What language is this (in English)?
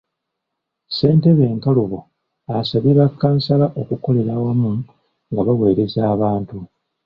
Ganda